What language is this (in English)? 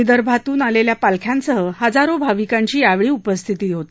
Marathi